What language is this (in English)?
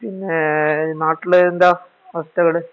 Malayalam